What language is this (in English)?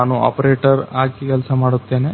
Kannada